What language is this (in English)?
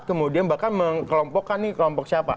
Indonesian